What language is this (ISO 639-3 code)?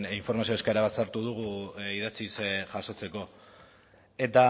eus